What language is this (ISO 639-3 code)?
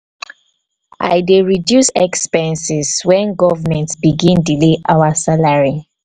pcm